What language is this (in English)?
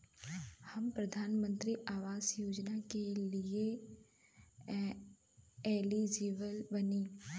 Bhojpuri